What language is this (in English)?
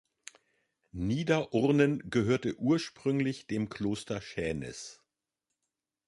German